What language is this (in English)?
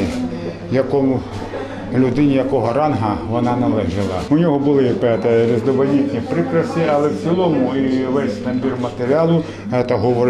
Ukrainian